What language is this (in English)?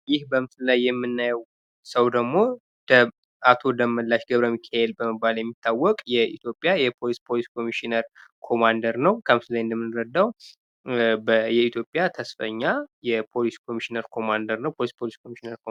Amharic